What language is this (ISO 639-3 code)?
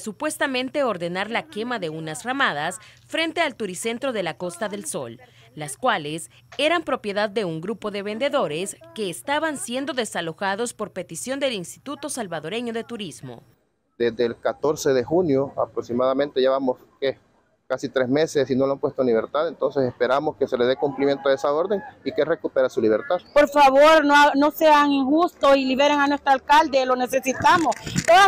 spa